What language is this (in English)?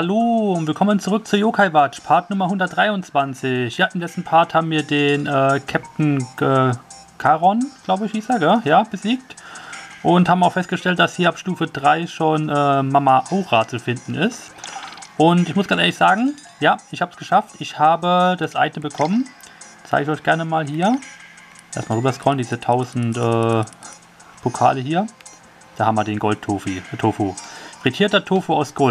German